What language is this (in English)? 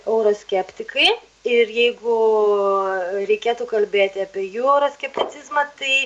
Lithuanian